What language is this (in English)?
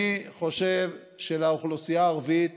Hebrew